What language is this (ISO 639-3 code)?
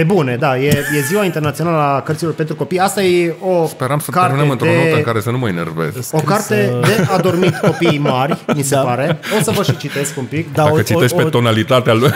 ron